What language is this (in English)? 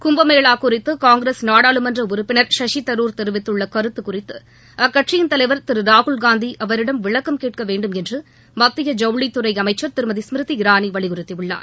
Tamil